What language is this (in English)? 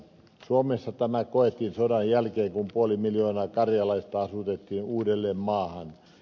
Finnish